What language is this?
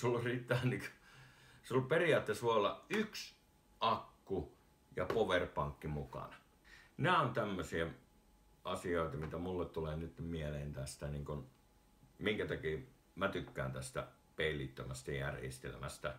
Finnish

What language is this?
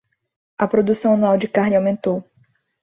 Portuguese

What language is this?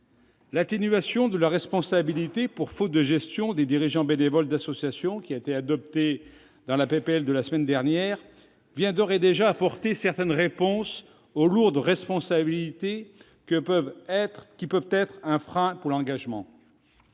French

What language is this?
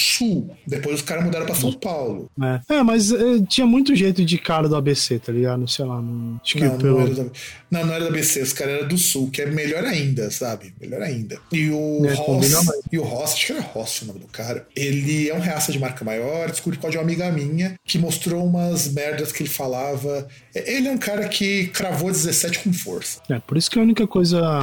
Portuguese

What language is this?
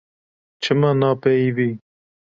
Kurdish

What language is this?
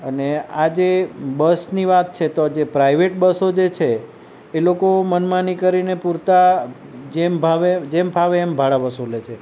Gujarati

